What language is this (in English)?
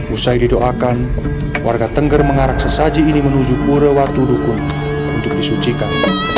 Indonesian